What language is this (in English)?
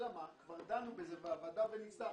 Hebrew